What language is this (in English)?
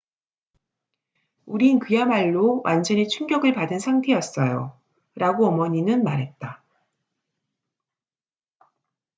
Korean